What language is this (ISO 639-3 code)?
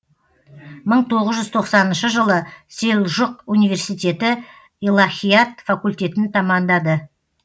kaz